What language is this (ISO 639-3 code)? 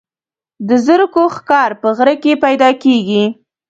pus